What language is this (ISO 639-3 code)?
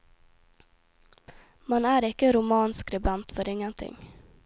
nor